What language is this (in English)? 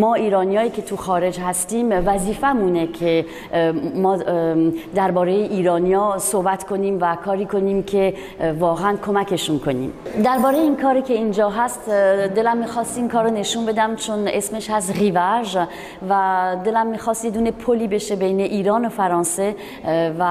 Persian